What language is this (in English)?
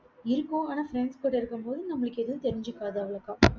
Tamil